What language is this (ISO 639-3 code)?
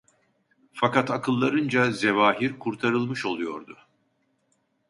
tur